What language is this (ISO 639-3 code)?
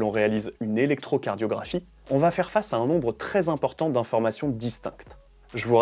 fra